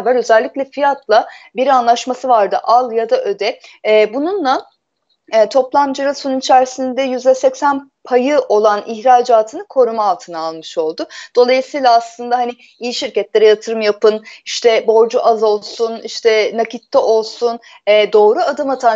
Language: Turkish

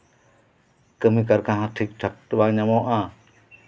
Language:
Santali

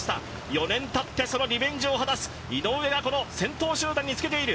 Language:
Japanese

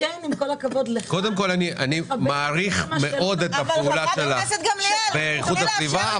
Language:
Hebrew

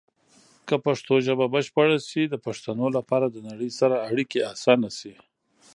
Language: Pashto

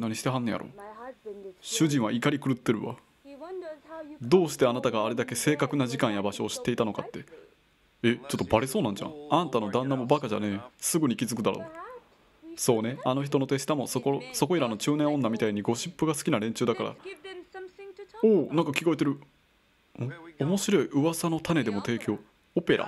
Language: Japanese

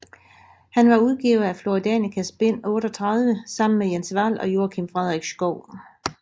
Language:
Danish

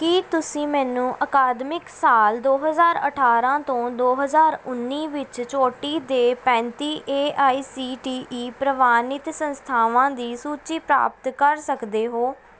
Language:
Punjabi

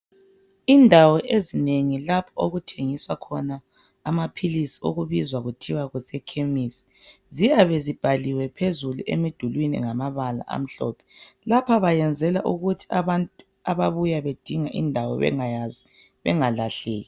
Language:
North Ndebele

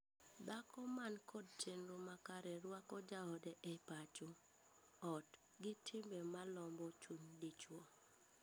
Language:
Luo (Kenya and Tanzania)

